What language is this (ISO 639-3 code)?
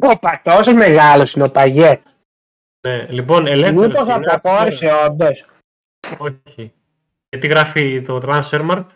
ell